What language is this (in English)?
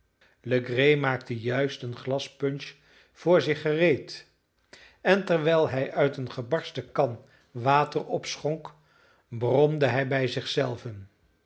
Dutch